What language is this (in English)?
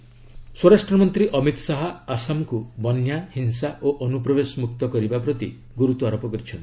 Odia